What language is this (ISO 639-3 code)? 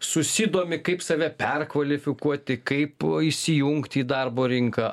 lit